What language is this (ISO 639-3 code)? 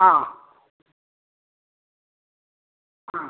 mal